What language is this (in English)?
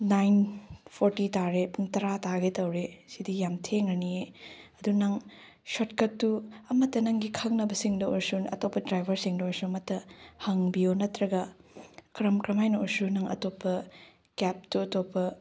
Manipuri